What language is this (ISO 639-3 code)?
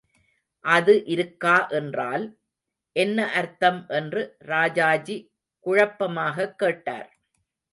tam